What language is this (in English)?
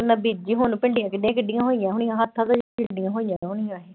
Punjabi